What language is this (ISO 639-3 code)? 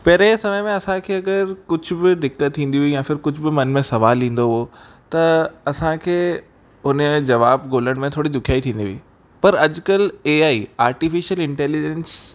snd